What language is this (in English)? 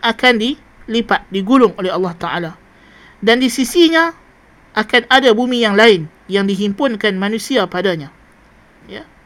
Malay